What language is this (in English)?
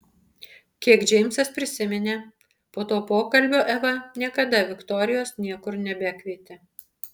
Lithuanian